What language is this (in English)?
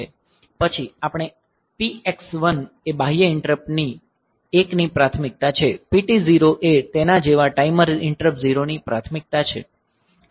Gujarati